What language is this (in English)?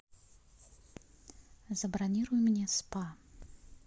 Russian